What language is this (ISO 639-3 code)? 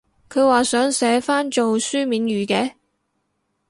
yue